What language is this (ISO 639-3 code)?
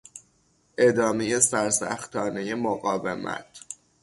fas